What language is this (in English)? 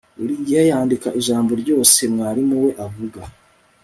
Kinyarwanda